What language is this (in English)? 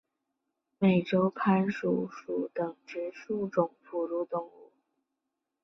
Chinese